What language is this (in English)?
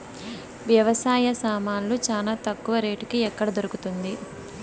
Telugu